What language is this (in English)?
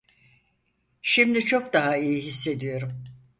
Turkish